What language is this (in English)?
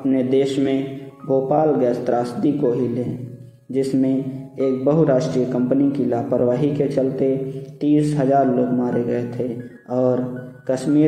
Hindi